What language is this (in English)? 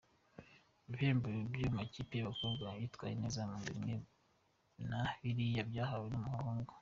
Kinyarwanda